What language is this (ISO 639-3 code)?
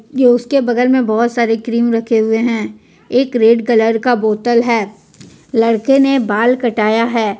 hin